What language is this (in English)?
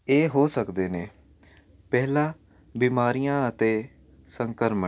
Punjabi